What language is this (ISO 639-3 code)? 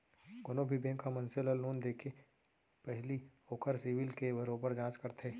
hne